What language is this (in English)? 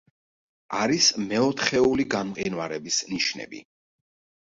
Georgian